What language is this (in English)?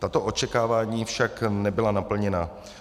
Czech